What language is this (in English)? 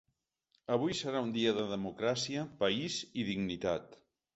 Catalan